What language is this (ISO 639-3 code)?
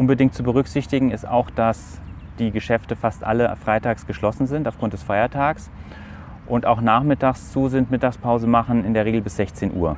deu